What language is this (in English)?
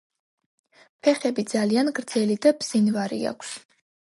Georgian